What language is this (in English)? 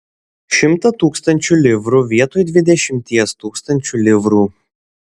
Lithuanian